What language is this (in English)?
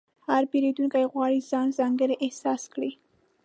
Pashto